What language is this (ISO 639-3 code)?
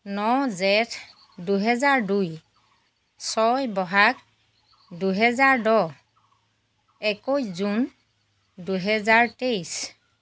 asm